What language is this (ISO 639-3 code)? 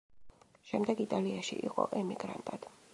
kat